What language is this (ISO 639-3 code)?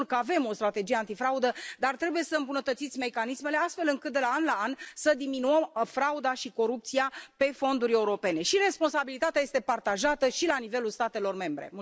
ron